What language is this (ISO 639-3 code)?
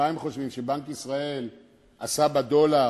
heb